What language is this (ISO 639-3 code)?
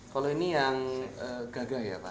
ind